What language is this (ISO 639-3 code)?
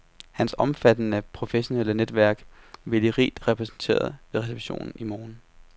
dan